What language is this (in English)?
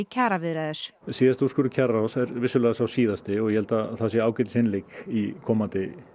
Icelandic